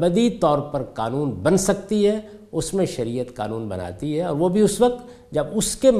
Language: Urdu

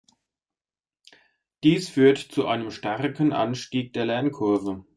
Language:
German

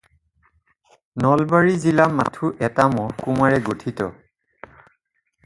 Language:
Assamese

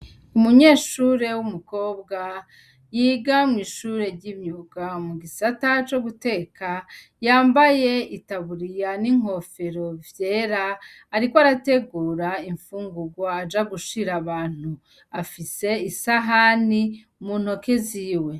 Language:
Rundi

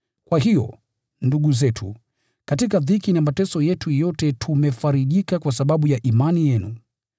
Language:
Swahili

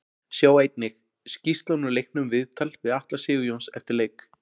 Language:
Icelandic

